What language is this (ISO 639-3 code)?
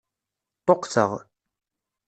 kab